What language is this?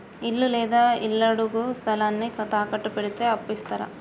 Telugu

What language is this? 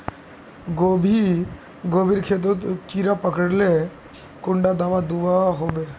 Magahi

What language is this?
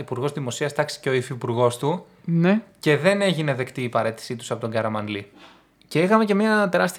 Greek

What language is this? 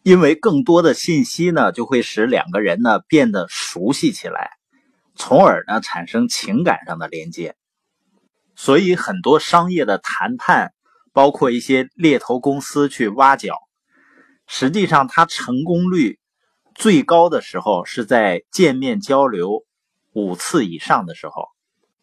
Chinese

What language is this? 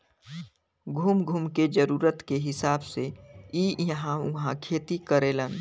Bhojpuri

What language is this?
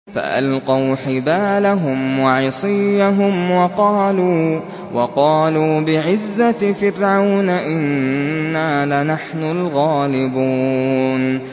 Arabic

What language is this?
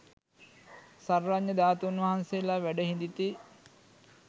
Sinhala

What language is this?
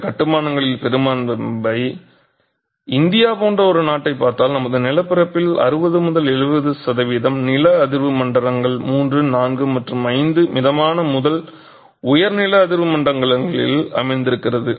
Tamil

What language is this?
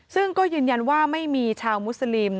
Thai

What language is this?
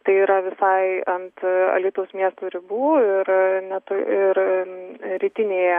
Lithuanian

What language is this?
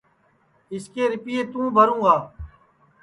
Sansi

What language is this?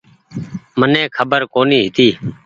Goaria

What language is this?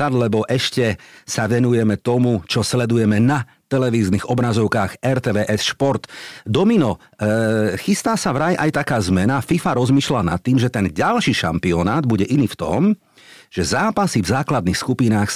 Slovak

